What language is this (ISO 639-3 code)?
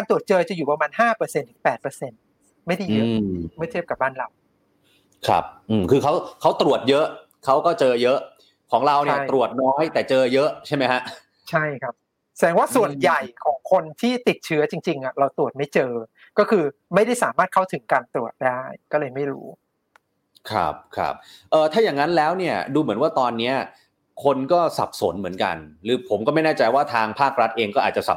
tha